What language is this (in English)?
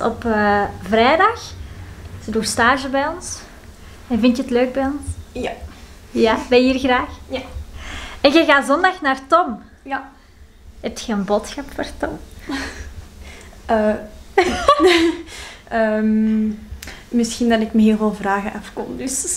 Dutch